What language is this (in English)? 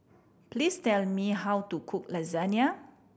English